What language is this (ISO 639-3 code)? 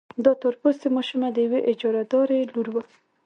pus